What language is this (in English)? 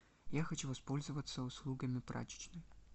Russian